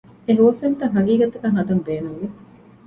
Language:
Divehi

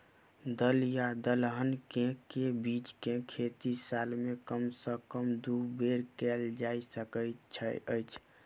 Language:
Maithili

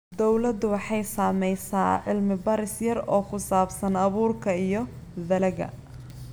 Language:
Somali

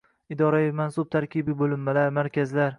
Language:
Uzbek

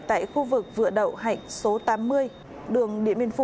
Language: Vietnamese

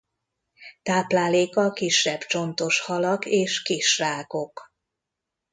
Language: Hungarian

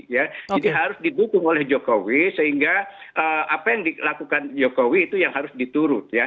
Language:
Indonesian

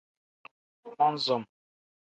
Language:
Tem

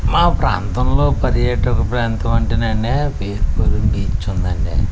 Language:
Telugu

